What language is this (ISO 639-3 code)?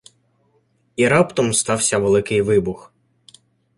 ukr